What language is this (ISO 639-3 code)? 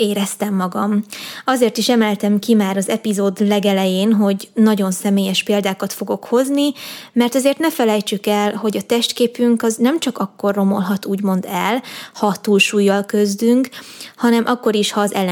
hun